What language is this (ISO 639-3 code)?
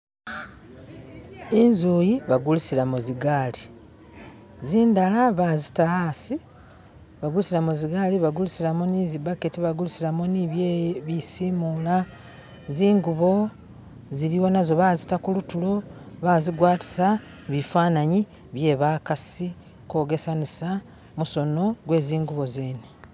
myx